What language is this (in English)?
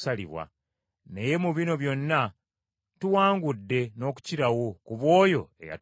Ganda